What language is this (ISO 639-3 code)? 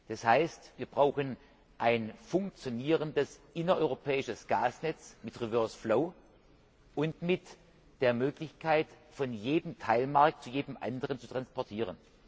deu